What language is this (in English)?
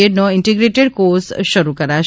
Gujarati